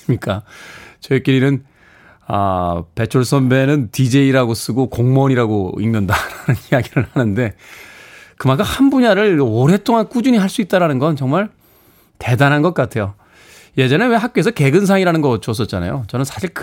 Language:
Korean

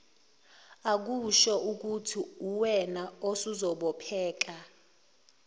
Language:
Zulu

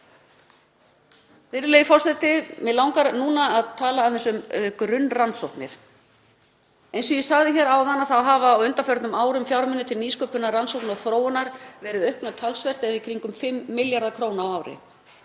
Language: Icelandic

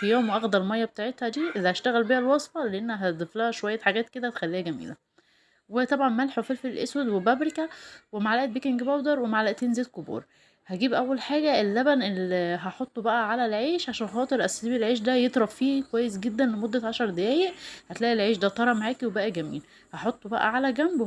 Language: Arabic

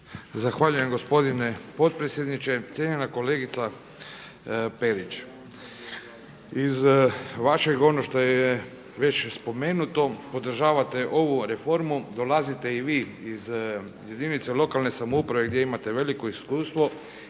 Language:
Croatian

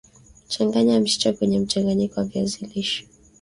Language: Swahili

